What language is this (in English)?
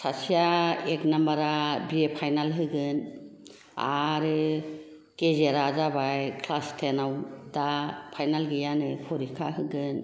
Bodo